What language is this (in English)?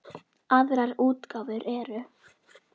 Icelandic